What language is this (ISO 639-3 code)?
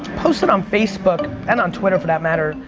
eng